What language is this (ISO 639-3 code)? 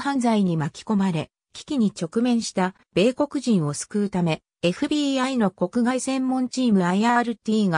jpn